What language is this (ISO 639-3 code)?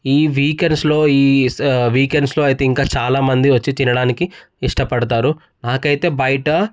tel